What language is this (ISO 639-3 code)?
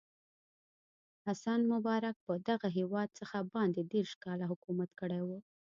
pus